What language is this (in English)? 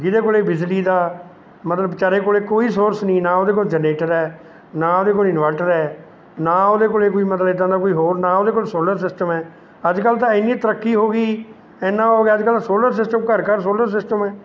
Punjabi